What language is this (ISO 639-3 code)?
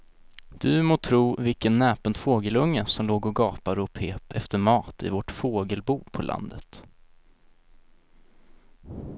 swe